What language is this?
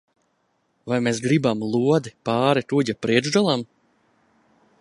Latvian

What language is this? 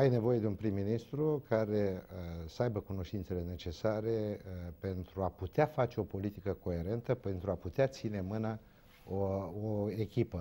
Romanian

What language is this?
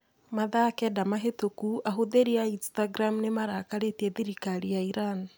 Kikuyu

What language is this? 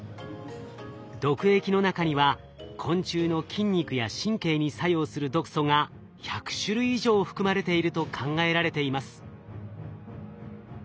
Japanese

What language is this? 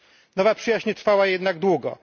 Polish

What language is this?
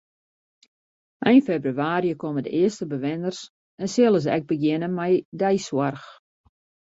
Western Frisian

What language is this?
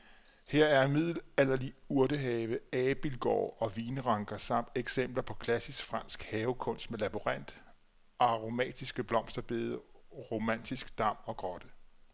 Danish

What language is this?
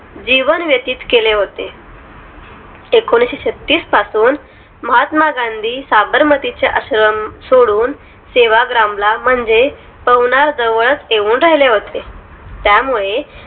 Marathi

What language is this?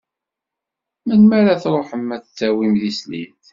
Kabyle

